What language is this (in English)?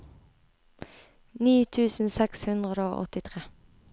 Norwegian